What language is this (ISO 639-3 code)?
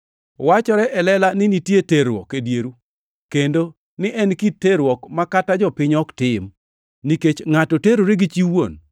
luo